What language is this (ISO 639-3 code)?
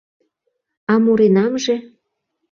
chm